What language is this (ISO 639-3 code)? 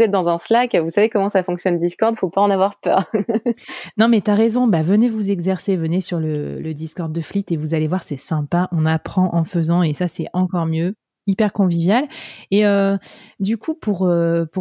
fra